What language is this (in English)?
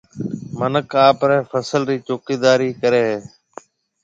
Marwari (Pakistan)